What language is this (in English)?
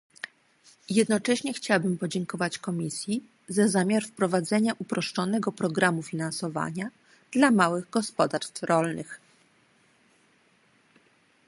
Polish